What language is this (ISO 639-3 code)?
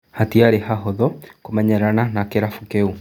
kik